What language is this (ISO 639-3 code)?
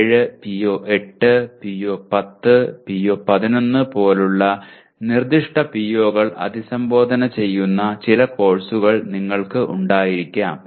mal